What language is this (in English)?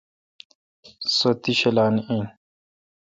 Kalkoti